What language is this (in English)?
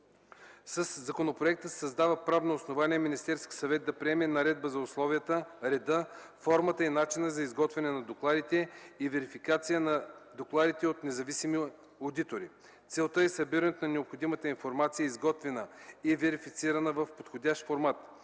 Bulgarian